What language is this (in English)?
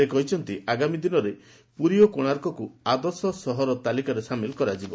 Odia